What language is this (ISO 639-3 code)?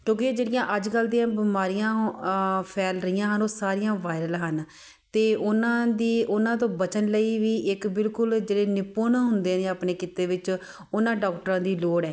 pan